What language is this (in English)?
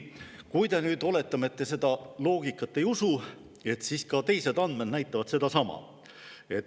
Estonian